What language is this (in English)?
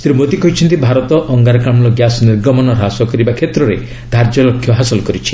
Odia